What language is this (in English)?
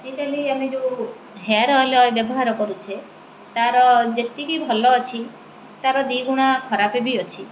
Odia